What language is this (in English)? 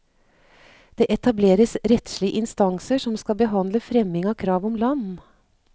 Norwegian